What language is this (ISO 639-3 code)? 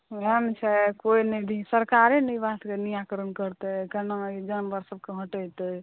mai